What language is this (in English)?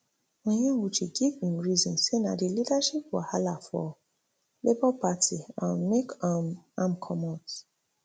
Nigerian Pidgin